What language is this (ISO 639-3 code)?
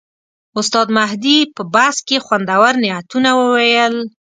pus